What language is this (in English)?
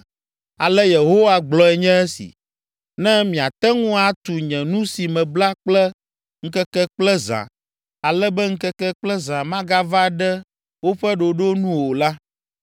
Ewe